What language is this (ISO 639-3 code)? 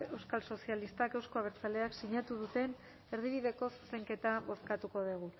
eus